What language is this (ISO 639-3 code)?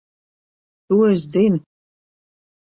lav